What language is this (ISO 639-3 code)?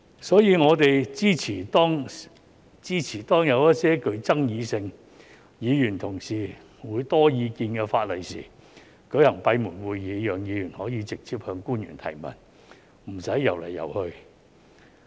yue